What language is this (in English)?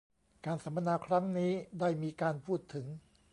Thai